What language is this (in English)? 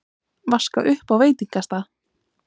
Icelandic